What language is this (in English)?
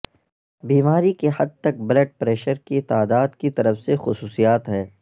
Urdu